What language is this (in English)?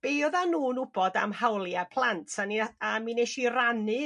Welsh